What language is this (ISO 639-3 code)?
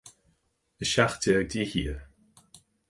gle